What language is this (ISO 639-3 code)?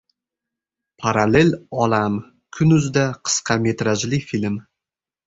uzb